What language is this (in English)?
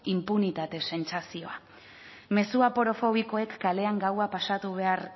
Basque